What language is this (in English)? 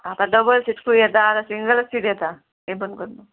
Konkani